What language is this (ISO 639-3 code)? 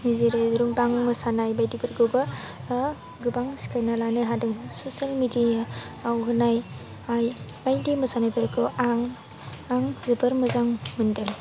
brx